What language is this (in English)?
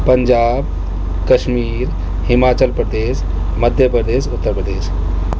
Urdu